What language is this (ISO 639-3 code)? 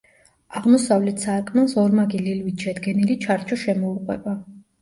kat